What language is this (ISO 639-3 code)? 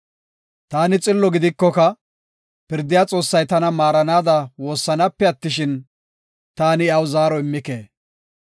gof